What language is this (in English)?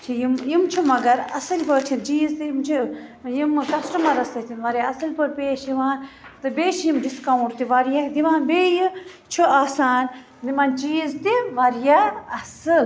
Kashmiri